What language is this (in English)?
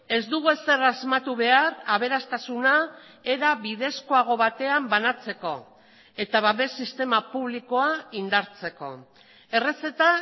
Basque